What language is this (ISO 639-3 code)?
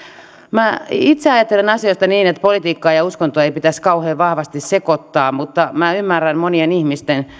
fin